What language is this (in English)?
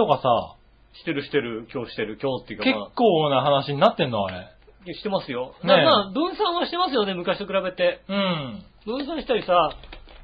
Japanese